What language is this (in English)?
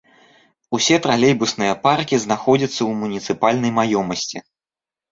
Belarusian